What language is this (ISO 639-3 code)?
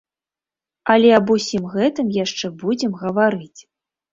bel